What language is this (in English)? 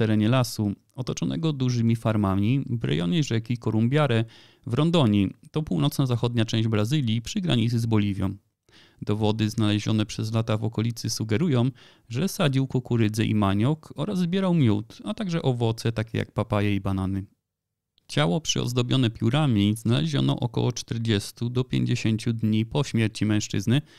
Polish